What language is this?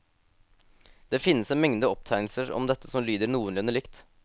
Norwegian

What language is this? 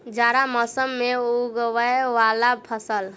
Maithili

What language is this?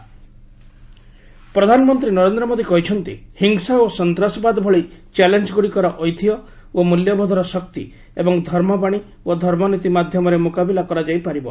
Odia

